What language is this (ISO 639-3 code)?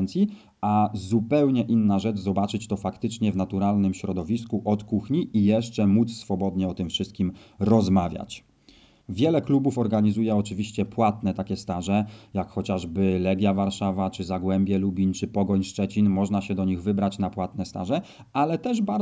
pol